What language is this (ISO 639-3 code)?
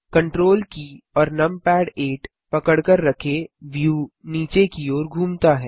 hin